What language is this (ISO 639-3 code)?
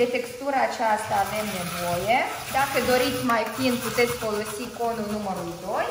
ron